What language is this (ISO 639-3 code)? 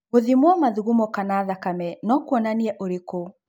kik